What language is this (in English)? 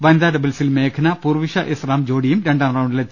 Malayalam